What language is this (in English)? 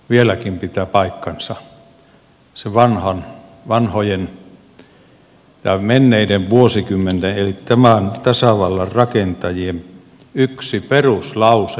Finnish